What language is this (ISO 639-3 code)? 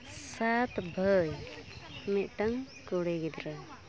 sat